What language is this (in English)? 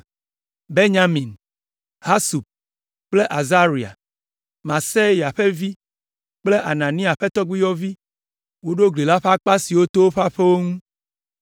Ewe